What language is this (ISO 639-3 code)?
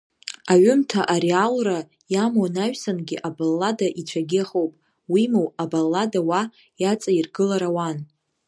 abk